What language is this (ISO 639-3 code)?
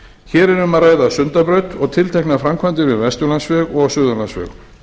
isl